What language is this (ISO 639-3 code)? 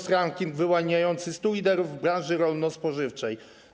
pol